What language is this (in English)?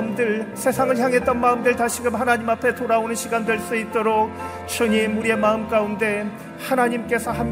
Korean